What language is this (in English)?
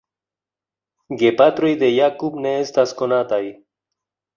Esperanto